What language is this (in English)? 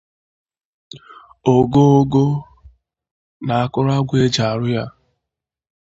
Igbo